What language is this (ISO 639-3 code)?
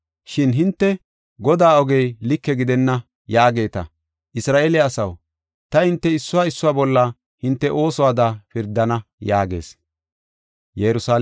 gof